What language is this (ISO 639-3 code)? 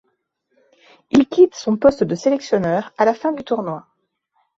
fra